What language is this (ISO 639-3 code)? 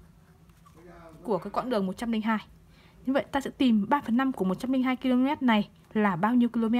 vie